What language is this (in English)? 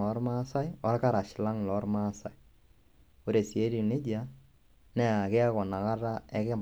Masai